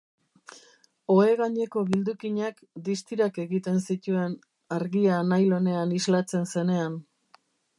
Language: Basque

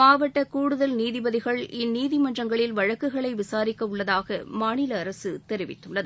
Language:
Tamil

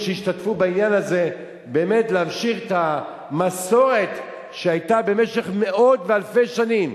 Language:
Hebrew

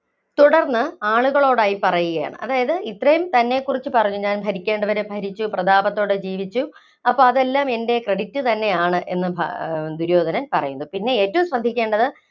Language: Malayalam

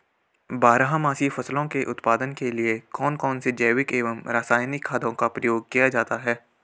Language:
Hindi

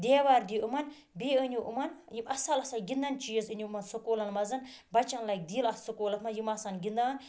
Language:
Kashmiri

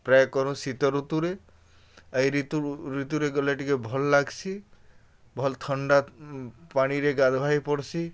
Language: Odia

